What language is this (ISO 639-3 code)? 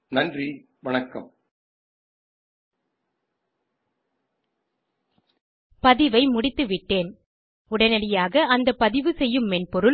tam